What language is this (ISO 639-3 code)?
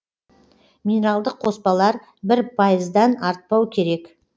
kaz